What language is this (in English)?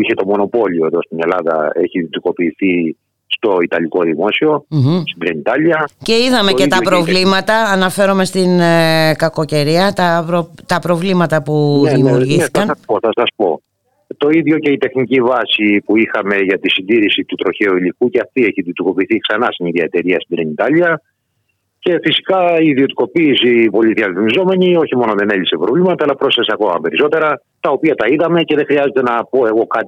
Greek